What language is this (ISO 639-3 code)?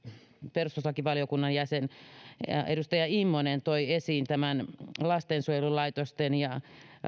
fin